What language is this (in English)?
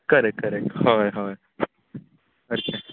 Konkani